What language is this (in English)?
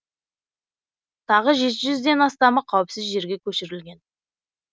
Kazakh